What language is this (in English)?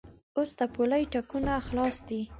Pashto